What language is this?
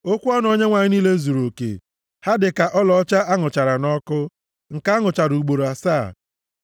Igbo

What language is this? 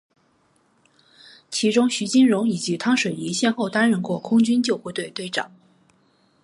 Chinese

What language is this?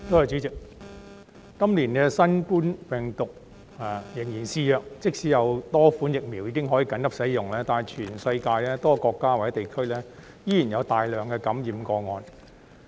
Cantonese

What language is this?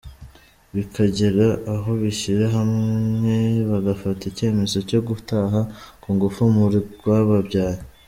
Kinyarwanda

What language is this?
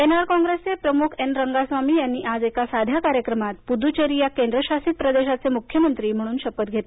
Marathi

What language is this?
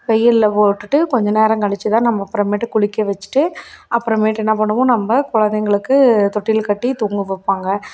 Tamil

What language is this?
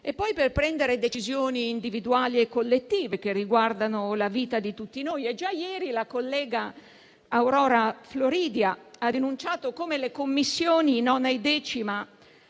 Italian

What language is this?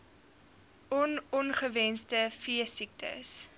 Afrikaans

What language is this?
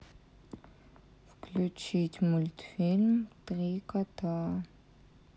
Russian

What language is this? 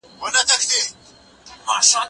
Pashto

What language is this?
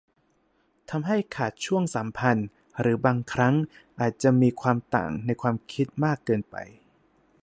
Thai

